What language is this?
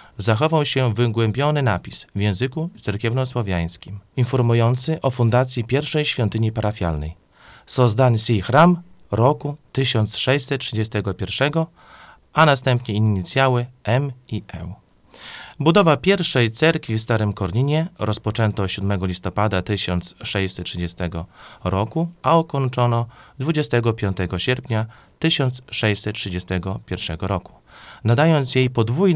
Polish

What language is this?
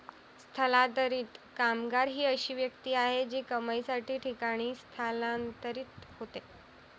Marathi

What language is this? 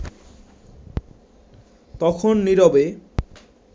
Bangla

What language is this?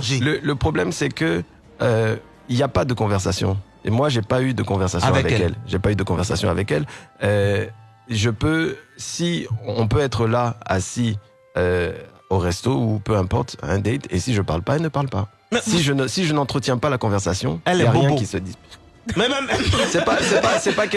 French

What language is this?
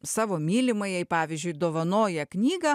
Lithuanian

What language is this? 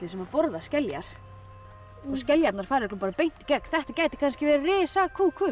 Icelandic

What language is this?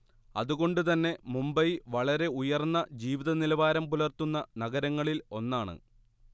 Malayalam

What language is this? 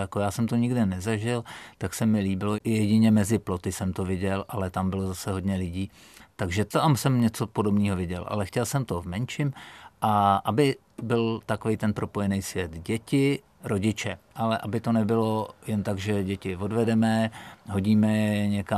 Czech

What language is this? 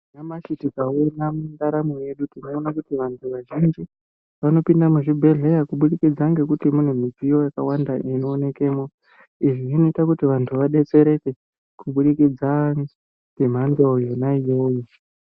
Ndau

